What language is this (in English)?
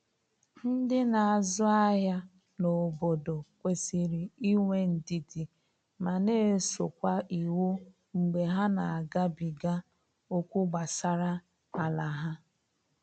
Igbo